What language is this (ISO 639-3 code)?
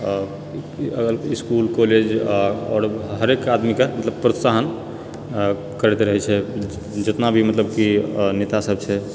mai